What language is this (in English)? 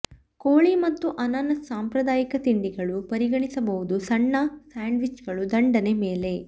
Kannada